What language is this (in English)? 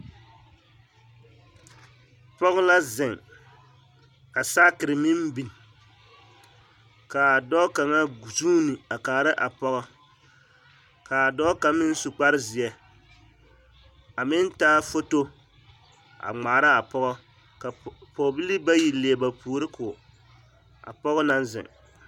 Southern Dagaare